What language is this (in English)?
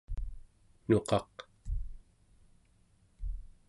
Central Yupik